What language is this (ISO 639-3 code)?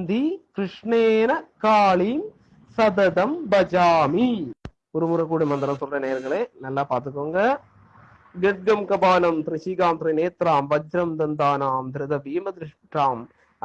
tam